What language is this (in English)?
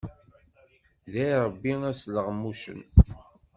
Kabyle